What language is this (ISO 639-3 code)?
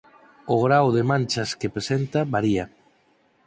glg